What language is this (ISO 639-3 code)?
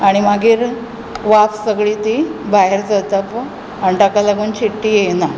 kok